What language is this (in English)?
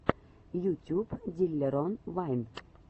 Russian